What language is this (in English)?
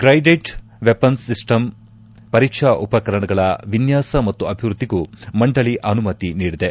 Kannada